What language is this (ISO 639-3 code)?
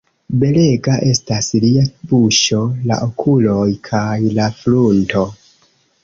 epo